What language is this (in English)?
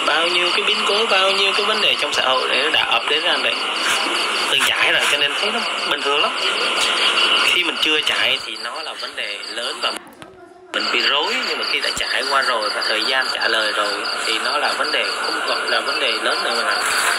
Vietnamese